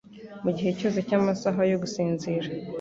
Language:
Kinyarwanda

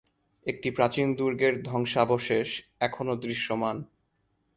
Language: Bangla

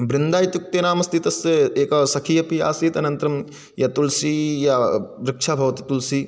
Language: Sanskrit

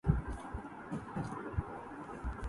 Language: Urdu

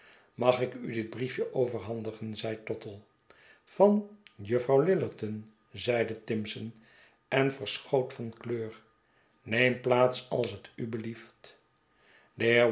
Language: Dutch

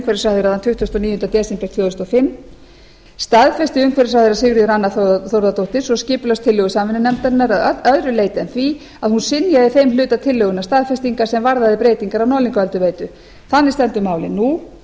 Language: Icelandic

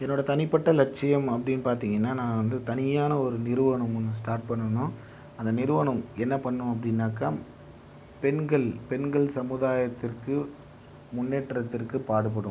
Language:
Tamil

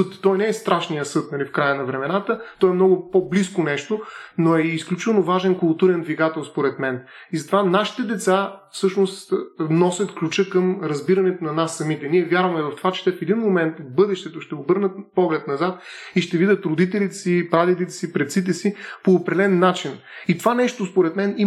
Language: Bulgarian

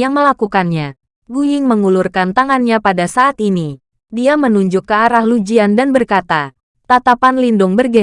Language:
Indonesian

